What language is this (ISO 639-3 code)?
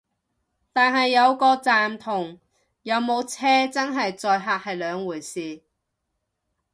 yue